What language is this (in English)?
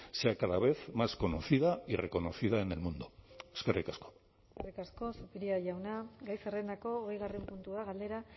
Basque